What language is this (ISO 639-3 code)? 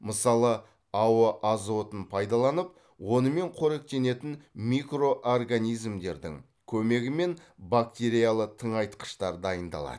kaz